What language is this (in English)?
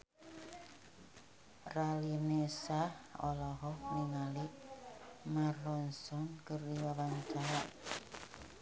Sundanese